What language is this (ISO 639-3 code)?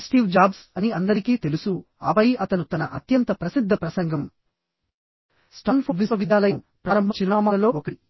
tel